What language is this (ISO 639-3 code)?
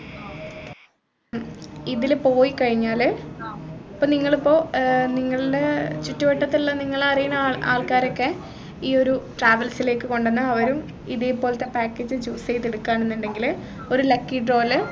mal